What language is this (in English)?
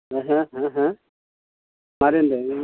Bodo